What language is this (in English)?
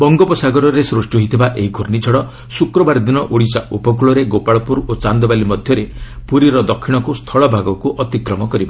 Odia